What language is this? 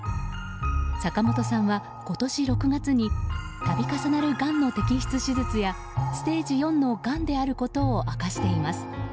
Japanese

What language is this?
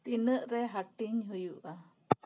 Santali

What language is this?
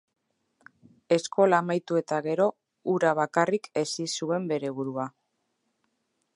Basque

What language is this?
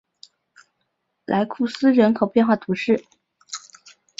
Chinese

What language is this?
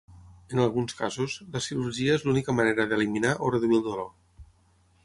Catalan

